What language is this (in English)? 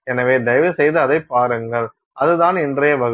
Tamil